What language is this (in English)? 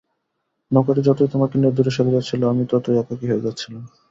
Bangla